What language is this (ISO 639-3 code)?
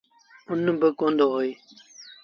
sbn